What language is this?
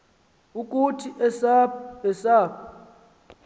Xhosa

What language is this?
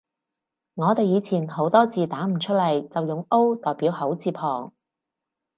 Cantonese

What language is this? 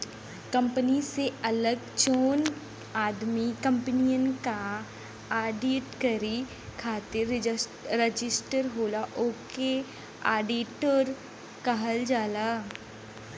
Bhojpuri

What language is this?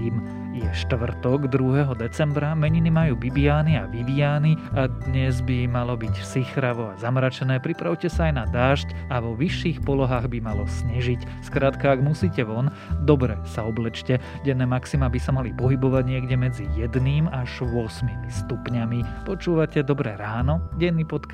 Slovak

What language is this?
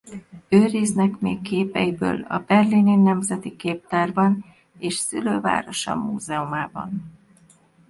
Hungarian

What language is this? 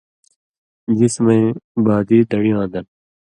Indus Kohistani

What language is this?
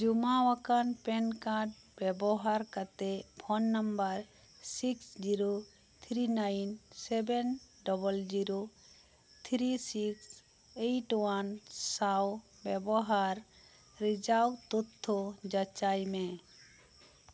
Santali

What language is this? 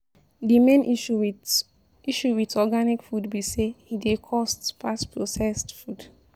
Nigerian Pidgin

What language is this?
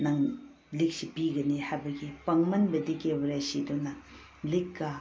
Manipuri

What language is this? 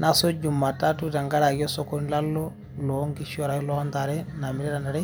Masai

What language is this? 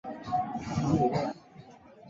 Chinese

